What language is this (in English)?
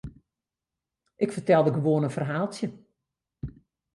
Western Frisian